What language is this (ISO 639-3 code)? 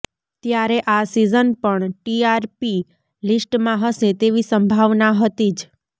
guj